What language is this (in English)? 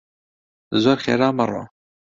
Central Kurdish